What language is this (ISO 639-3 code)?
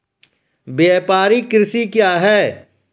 mai